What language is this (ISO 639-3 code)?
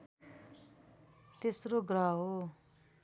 nep